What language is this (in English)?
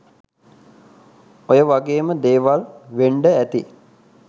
Sinhala